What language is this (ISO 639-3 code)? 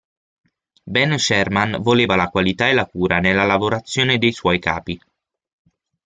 ita